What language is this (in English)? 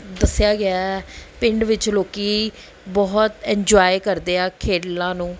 Punjabi